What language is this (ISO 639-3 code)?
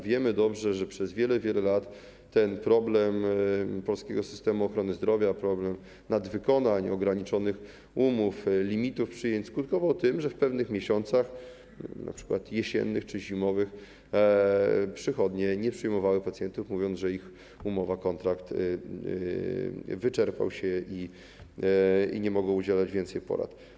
pol